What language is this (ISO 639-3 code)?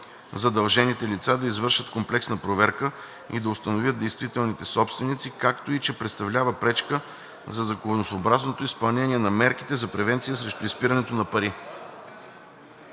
bul